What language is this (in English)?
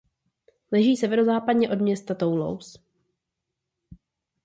Czech